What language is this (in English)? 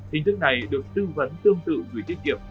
Vietnamese